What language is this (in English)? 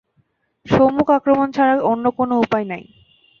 Bangla